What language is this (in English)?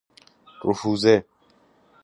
Persian